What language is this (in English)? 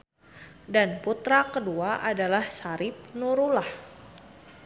Sundanese